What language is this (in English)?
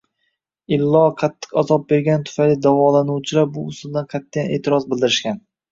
Uzbek